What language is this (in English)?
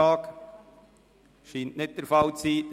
Swiss German